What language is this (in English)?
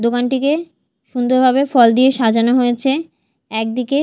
Bangla